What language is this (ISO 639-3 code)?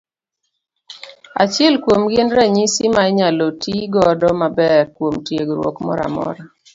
luo